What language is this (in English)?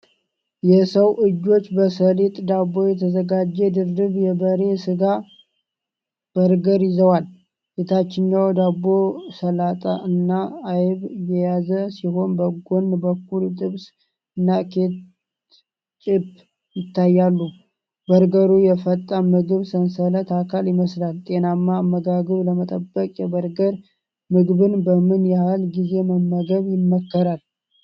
Amharic